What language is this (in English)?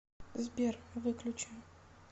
Russian